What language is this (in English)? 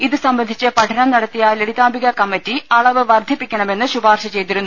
Malayalam